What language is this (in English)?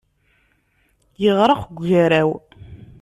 Kabyle